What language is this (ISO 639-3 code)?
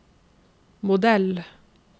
nor